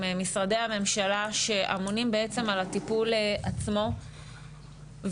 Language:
Hebrew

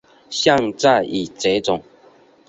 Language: Chinese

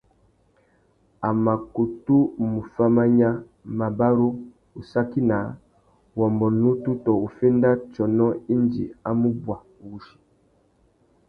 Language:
Tuki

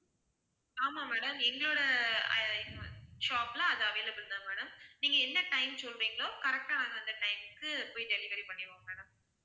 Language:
Tamil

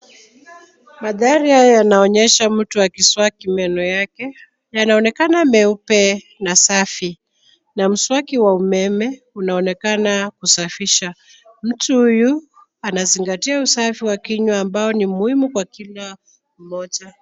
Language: Swahili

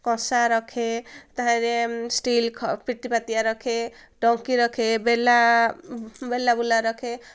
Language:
Odia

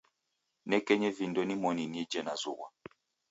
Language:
Taita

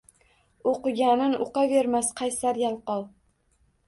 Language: Uzbek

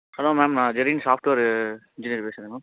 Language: Tamil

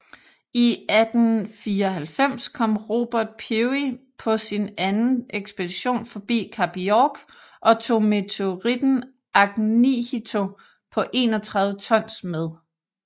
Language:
Danish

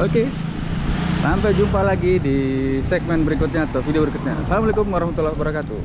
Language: Indonesian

